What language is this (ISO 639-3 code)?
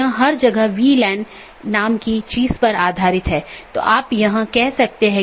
hin